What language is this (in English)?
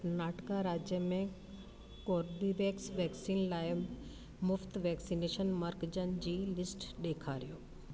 Sindhi